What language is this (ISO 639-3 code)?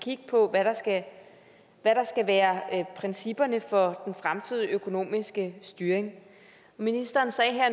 dan